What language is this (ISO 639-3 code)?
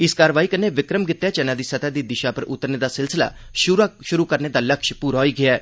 doi